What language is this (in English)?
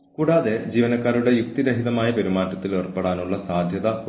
Malayalam